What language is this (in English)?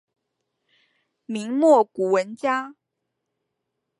Chinese